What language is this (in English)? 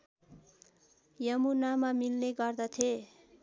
Nepali